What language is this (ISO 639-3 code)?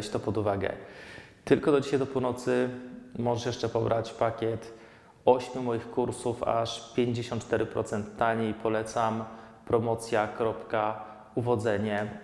pol